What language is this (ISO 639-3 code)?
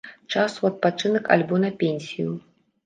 bel